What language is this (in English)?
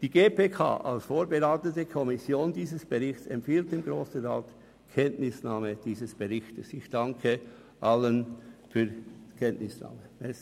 Swiss German